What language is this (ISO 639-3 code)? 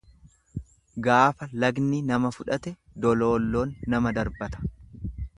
orm